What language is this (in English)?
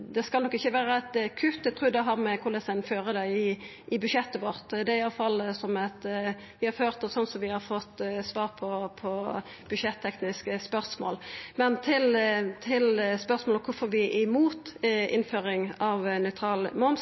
Norwegian Nynorsk